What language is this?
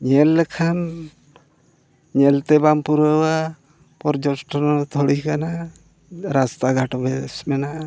Santali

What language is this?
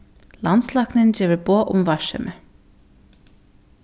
Faroese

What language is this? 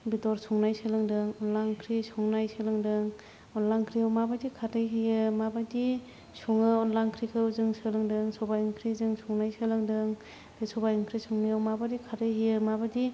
Bodo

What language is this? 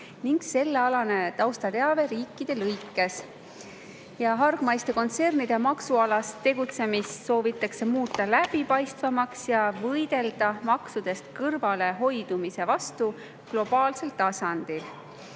Estonian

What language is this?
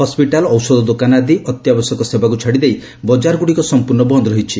Odia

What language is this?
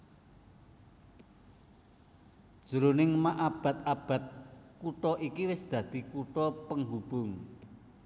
Javanese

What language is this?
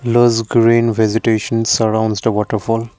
English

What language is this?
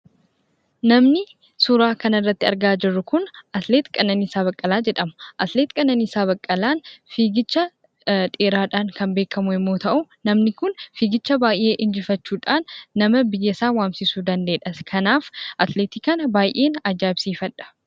Oromo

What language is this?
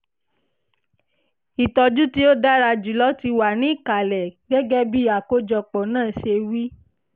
Yoruba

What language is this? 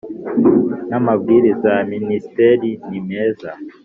Kinyarwanda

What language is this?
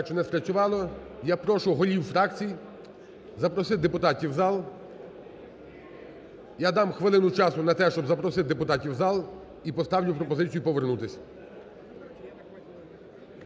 Ukrainian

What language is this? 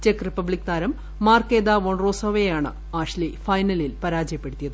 Malayalam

